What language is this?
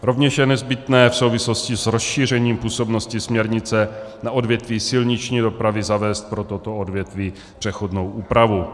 Czech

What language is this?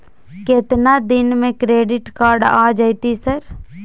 Maithili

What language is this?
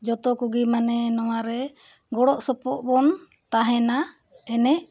Santali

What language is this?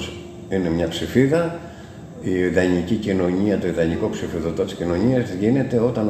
Greek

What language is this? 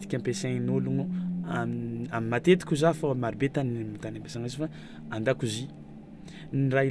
Tsimihety Malagasy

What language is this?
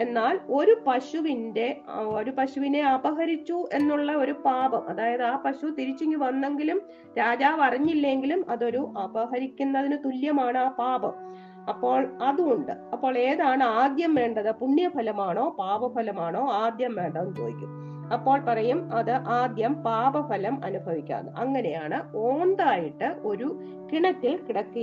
Malayalam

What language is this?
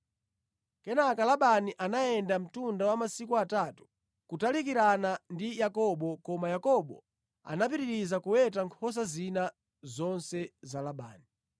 Nyanja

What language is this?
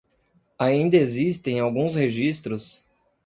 Portuguese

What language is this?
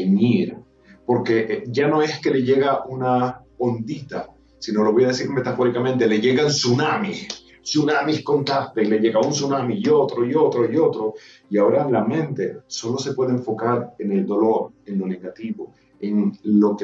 Spanish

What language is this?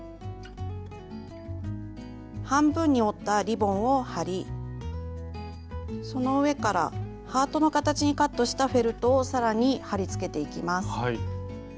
Japanese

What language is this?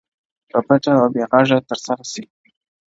Pashto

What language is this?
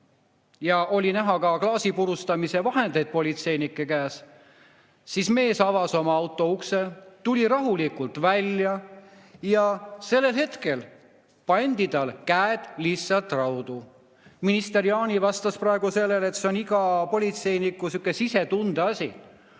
Estonian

